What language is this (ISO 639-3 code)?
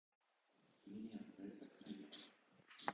jpn